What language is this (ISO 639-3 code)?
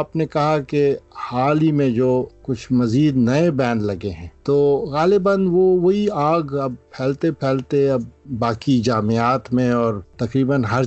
urd